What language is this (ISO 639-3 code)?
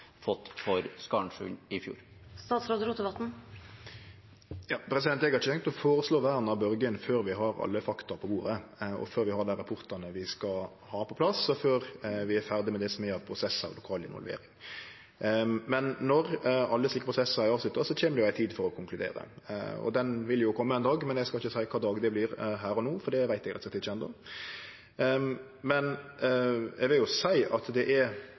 nor